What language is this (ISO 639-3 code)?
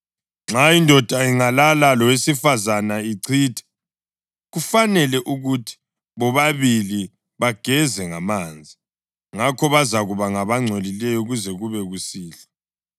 nde